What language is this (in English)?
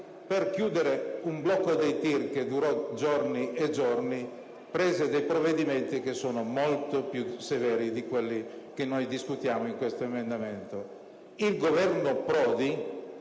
Italian